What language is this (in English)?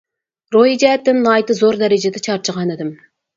Uyghur